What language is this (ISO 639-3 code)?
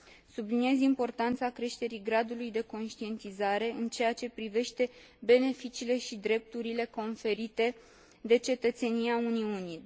ron